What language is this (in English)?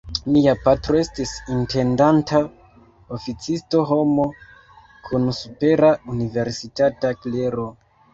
Esperanto